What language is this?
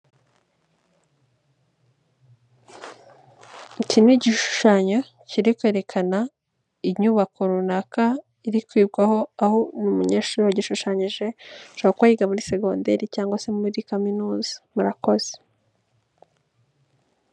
Kinyarwanda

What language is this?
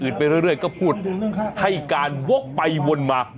Thai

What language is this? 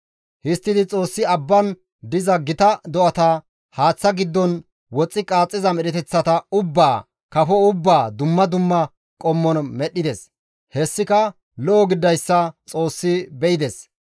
Gamo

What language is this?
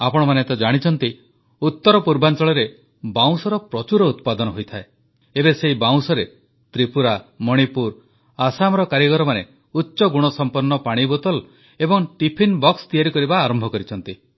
Odia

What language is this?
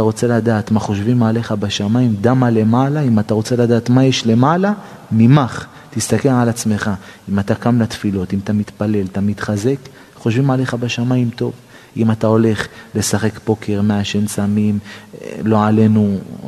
Hebrew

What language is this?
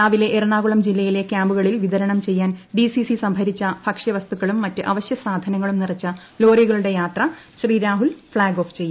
Malayalam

